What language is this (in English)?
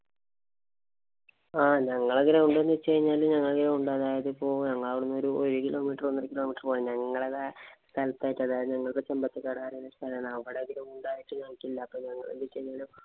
Malayalam